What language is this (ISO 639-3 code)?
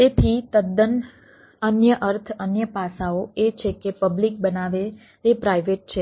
guj